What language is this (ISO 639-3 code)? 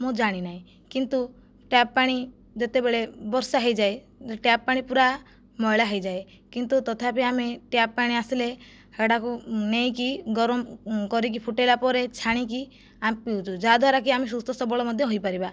ori